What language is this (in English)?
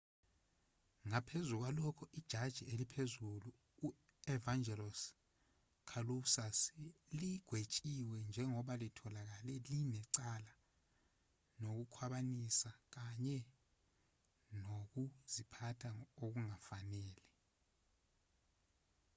Zulu